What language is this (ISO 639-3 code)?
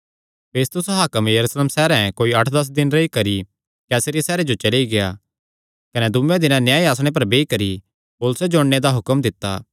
xnr